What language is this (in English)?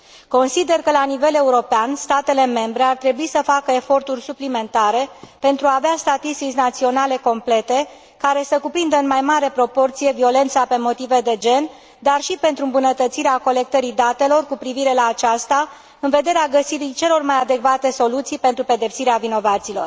Romanian